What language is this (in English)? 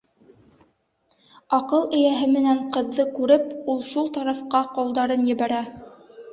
Bashkir